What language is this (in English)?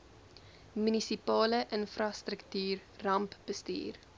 Afrikaans